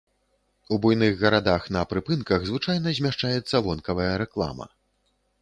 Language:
Belarusian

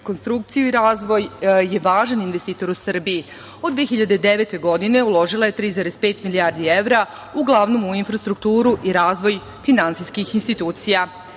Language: Serbian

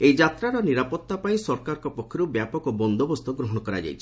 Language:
Odia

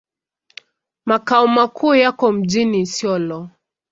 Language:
Swahili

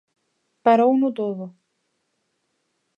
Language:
Galician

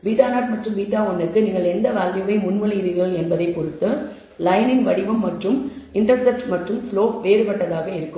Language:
Tamil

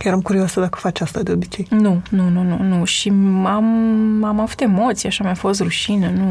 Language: Romanian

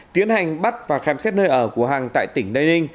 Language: Vietnamese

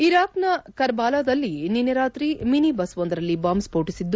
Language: Kannada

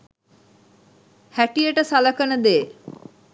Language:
Sinhala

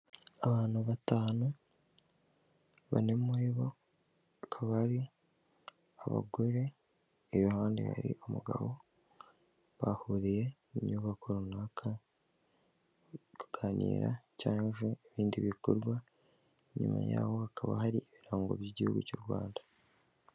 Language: Kinyarwanda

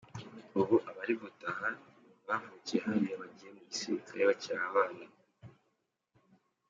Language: Kinyarwanda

